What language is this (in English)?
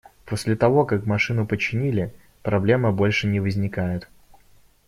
Russian